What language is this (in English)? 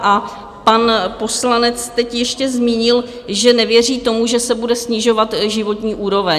Czech